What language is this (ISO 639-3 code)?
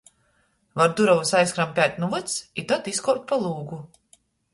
ltg